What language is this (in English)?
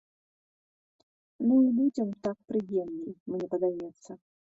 Belarusian